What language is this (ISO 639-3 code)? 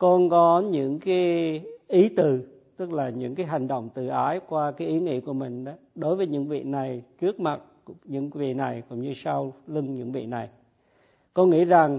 vie